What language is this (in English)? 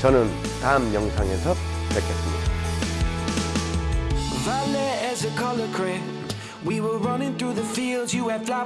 Korean